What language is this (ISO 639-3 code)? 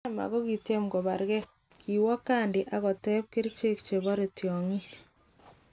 kln